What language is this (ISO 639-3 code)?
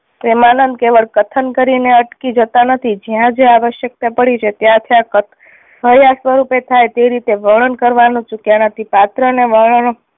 guj